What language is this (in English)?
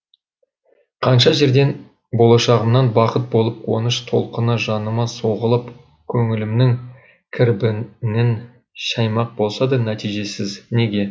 Kazakh